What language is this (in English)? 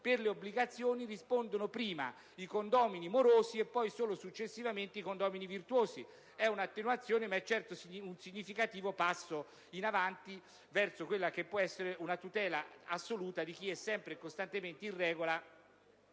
Italian